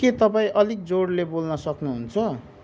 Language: Nepali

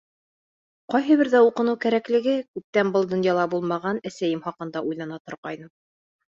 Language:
Bashkir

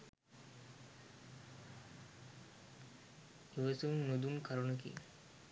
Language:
Sinhala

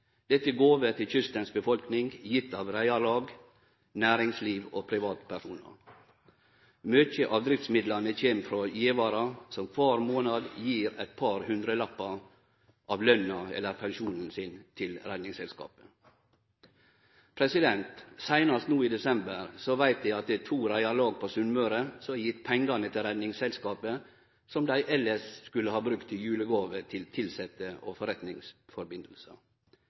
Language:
Norwegian Nynorsk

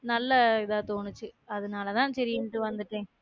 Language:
Tamil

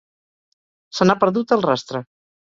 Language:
Catalan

